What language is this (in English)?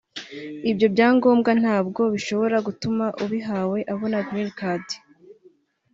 Kinyarwanda